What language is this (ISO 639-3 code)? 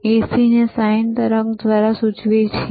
guj